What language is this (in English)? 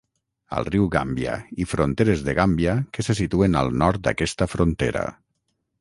Catalan